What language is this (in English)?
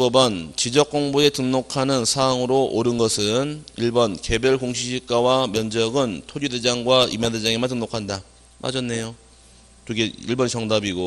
Korean